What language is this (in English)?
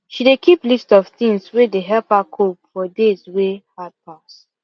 Nigerian Pidgin